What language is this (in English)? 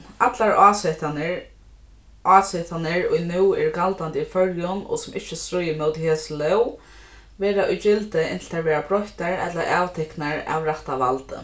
Faroese